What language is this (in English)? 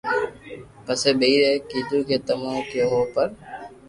Loarki